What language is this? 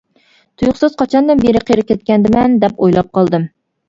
Uyghur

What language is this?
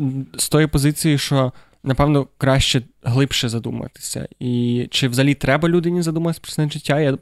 Ukrainian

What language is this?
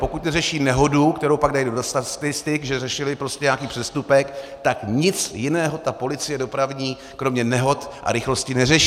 Czech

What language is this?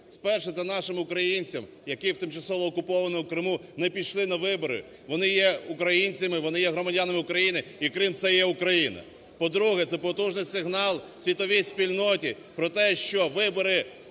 Ukrainian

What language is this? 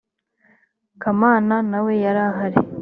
Kinyarwanda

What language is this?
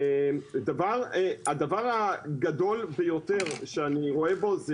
Hebrew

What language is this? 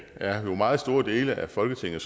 Danish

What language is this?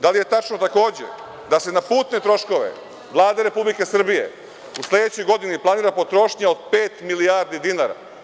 Serbian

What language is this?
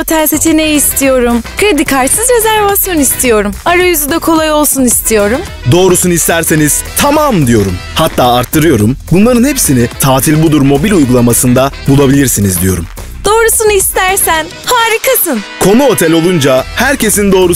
Turkish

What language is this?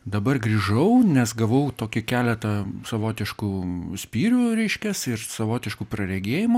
Lithuanian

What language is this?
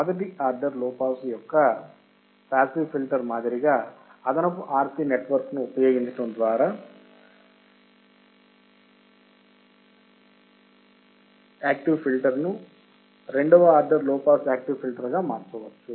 Telugu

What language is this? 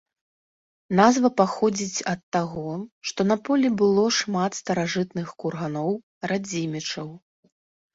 Belarusian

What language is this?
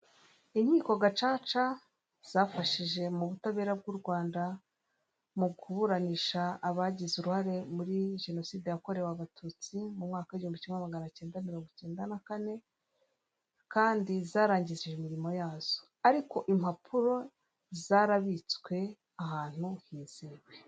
Kinyarwanda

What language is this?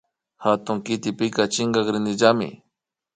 Imbabura Highland Quichua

